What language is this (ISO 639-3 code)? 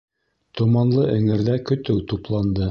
bak